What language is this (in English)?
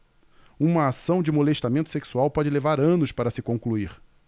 Portuguese